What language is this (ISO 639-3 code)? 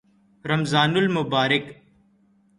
urd